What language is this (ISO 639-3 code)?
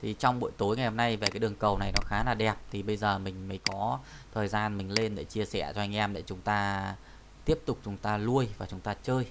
vie